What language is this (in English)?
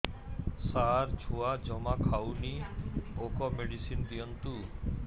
Odia